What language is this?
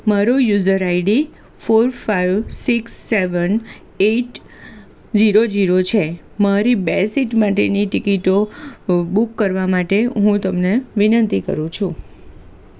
Gujarati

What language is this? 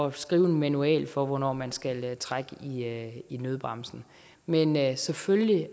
Danish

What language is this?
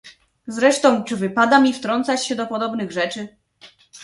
Polish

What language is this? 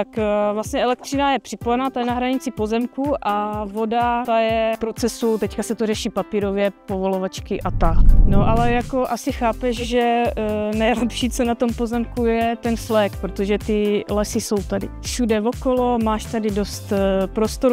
Czech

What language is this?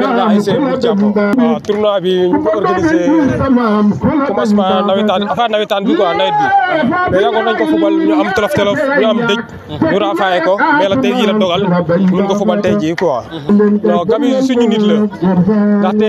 Arabic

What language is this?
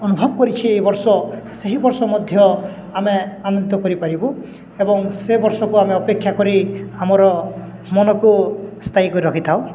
Odia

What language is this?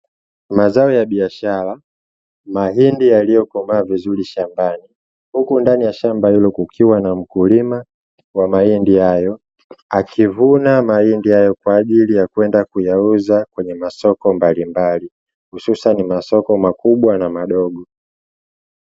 Swahili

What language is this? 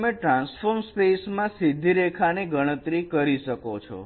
Gujarati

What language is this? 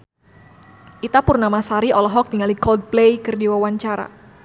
Sundanese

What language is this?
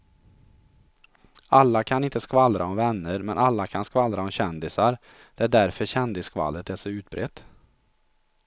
Swedish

